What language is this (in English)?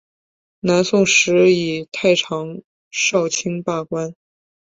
Chinese